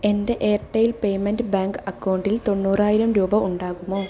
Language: Malayalam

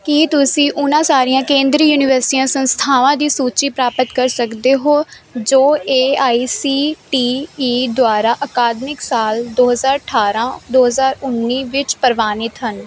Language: Punjabi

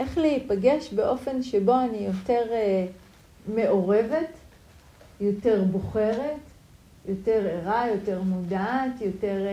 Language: Hebrew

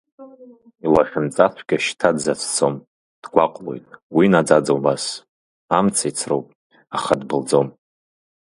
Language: Abkhazian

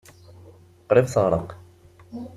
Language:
Kabyle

